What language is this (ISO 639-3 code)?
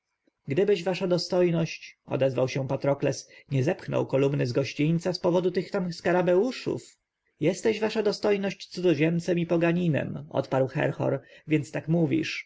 pol